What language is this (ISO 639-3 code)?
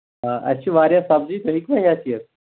kas